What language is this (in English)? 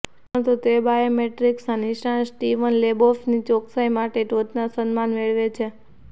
Gujarati